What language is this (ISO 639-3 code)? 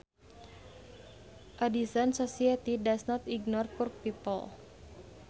sun